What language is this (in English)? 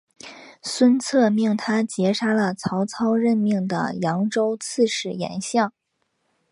Chinese